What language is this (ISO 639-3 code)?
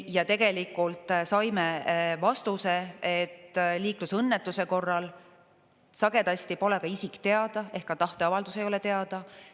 est